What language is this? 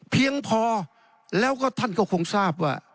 Thai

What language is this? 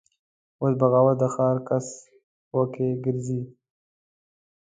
Pashto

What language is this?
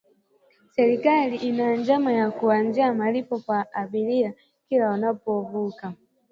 Swahili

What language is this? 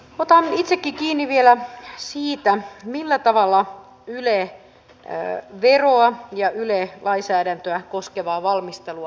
Finnish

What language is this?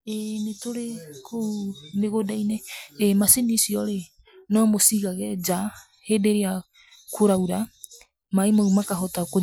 Kikuyu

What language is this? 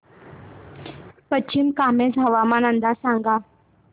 Marathi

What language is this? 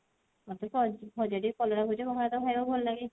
Odia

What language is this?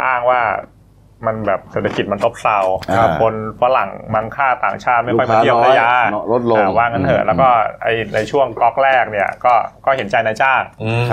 Thai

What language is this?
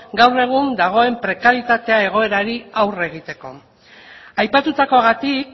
Basque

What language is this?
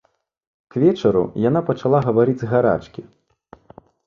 Belarusian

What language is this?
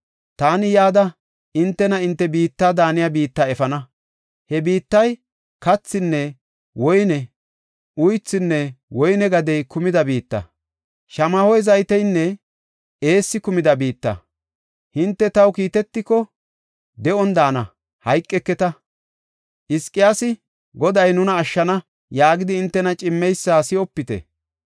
Gofa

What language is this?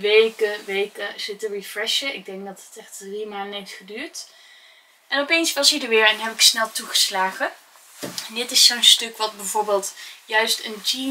Dutch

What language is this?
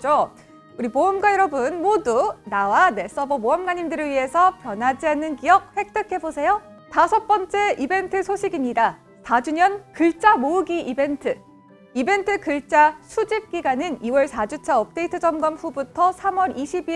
Korean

